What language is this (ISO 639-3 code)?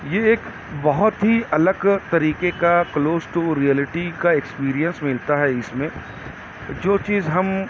urd